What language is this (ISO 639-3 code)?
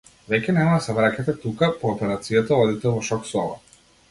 mkd